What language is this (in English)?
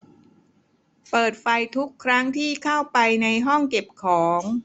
Thai